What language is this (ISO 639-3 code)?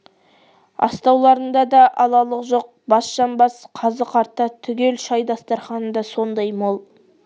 kaz